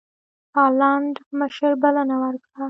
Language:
Pashto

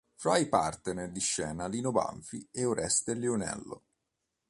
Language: Italian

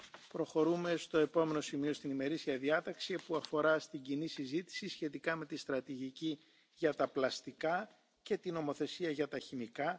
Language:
Dutch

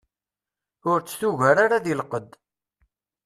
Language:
Kabyle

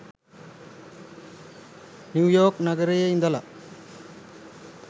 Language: Sinhala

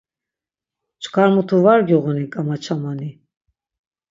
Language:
Laz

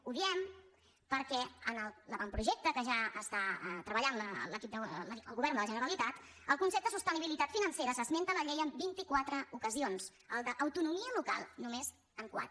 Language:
Catalan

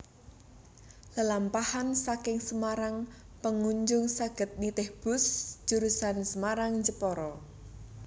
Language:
Javanese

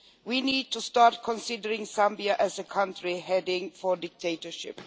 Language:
English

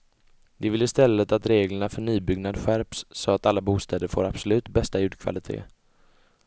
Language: Swedish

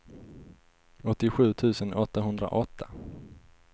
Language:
Swedish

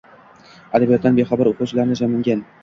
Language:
Uzbek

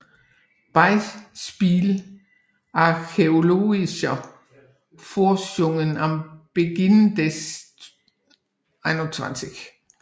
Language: Danish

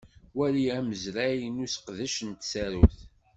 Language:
Kabyle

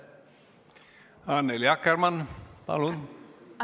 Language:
Estonian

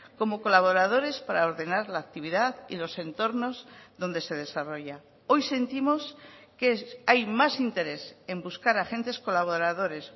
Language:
Spanish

